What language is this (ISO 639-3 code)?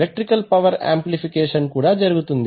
tel